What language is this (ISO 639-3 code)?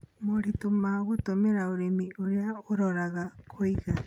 kik